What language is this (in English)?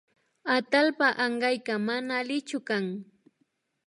Imbabura Highland Quichua